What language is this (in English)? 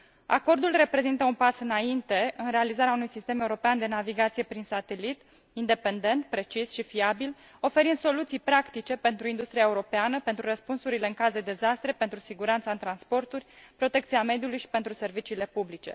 Romanian